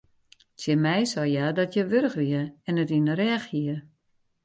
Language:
Western Frisian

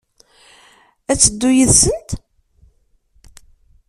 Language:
Kabyle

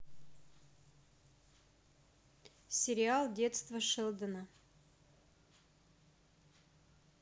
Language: Russian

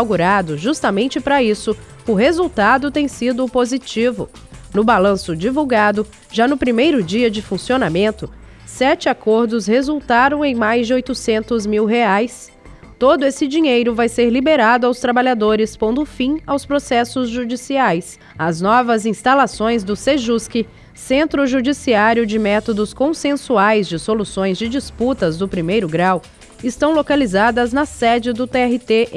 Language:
Portuguese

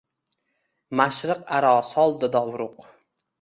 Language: Uzbek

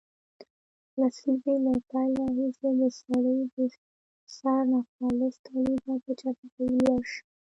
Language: Pashto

